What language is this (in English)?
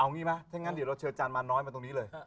Thai